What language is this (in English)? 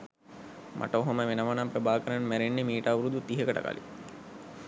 Sinhala